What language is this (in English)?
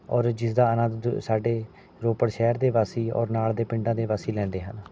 Punjabi